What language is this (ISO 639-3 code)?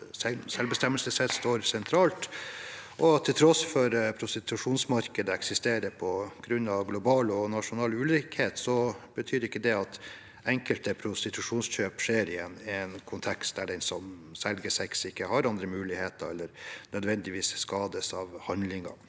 nor